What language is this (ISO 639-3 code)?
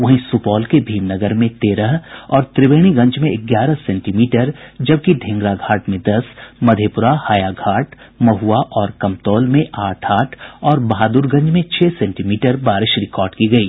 hin